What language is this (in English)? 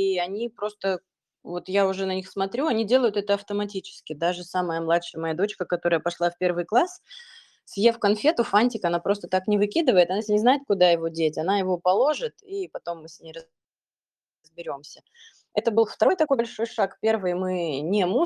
Russian